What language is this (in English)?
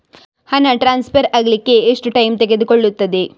Kannada